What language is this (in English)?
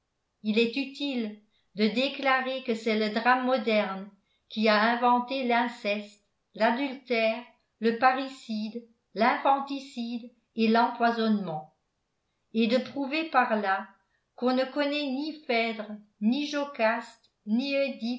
French